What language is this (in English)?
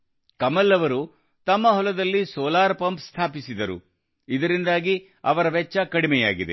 Kannada